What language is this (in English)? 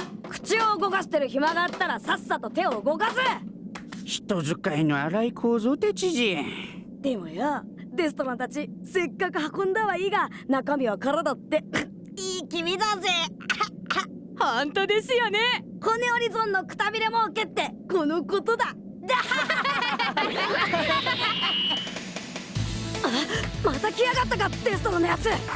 Japanese